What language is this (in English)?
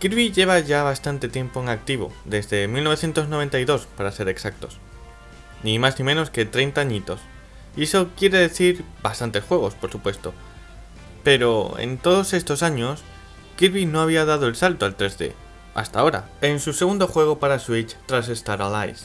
Spanish